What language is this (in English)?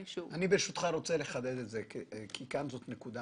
Hebrew